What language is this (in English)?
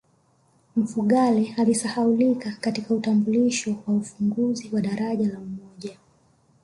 Swahili